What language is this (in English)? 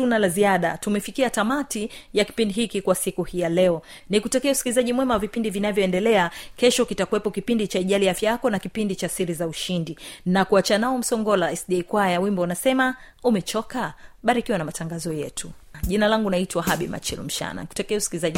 Swahili